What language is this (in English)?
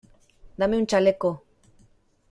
Spanish